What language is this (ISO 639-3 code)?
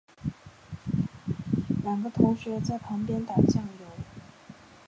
zho